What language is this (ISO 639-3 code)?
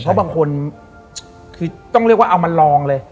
tha